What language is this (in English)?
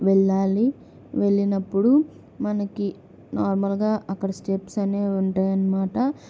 Telugu